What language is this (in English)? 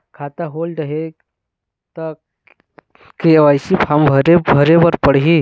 Chhattisgarhi